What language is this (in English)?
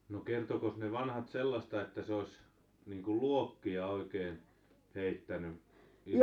Finnish